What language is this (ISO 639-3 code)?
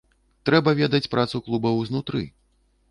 bel